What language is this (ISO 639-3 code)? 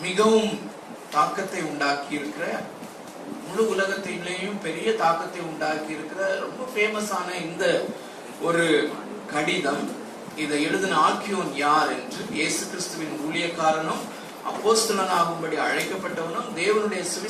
tam